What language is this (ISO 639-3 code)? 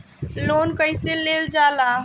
bho